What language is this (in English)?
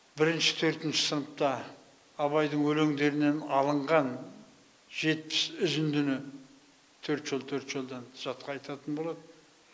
Kazakh